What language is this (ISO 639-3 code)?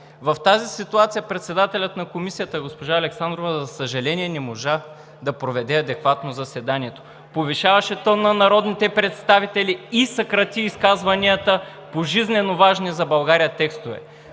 bul